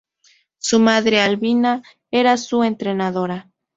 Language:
Spanish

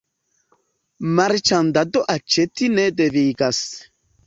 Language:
Esperanto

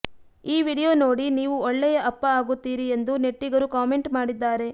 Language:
Kannada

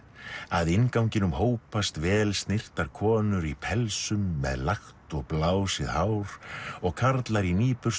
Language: Icelandic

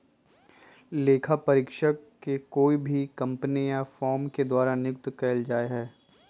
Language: Magahi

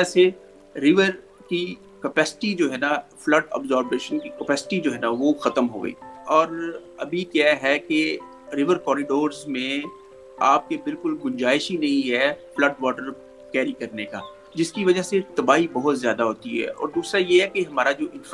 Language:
Urdu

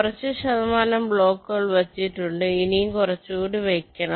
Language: Malayalam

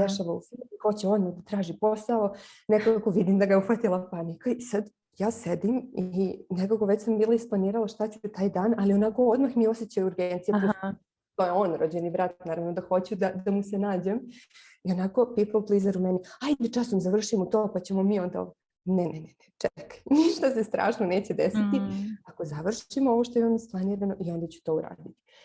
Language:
Croatian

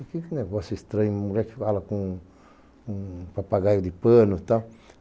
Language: Portuguese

